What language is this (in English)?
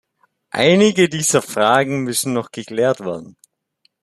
German